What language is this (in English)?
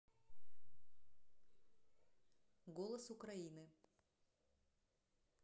Russian